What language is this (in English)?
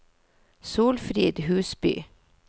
Norwegian